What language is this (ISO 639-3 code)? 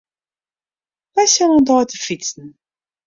fry